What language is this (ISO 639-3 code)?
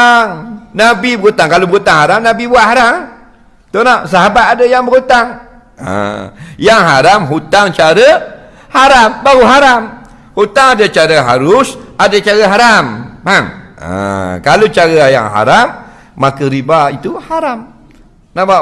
msa